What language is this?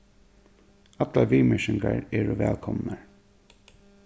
Faroese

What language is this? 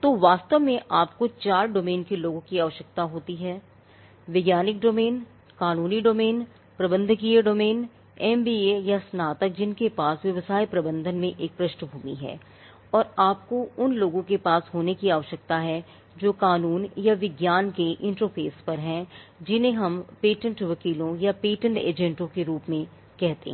Hindi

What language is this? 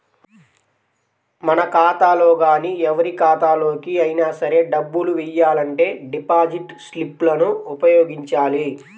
Telugu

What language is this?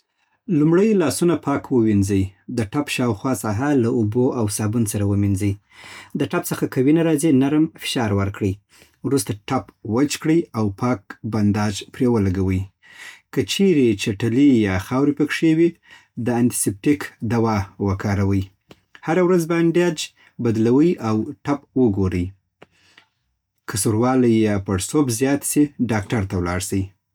Southern Pashto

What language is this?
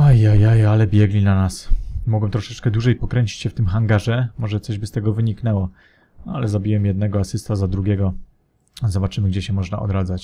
Polish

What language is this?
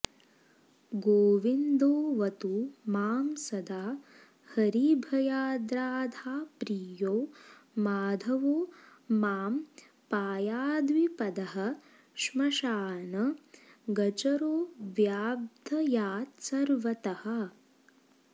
Sanskrit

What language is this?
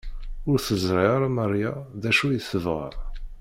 Kabyle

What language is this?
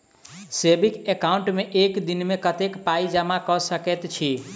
Maithili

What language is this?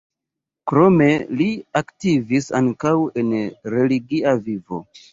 Esperanto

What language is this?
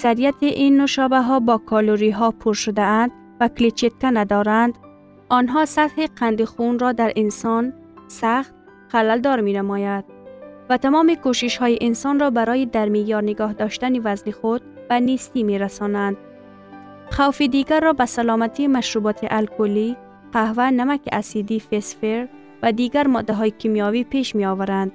Persian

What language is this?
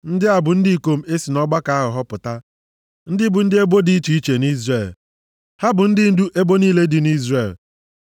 Igbo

